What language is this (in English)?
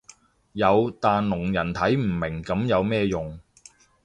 Cantonese